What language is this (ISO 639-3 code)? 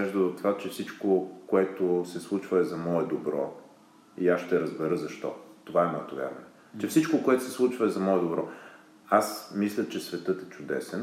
bul